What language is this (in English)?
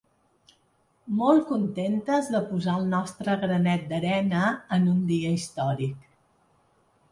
Catalan